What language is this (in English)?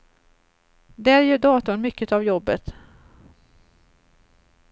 Swedish